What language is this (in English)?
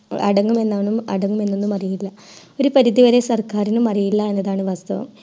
Malayalam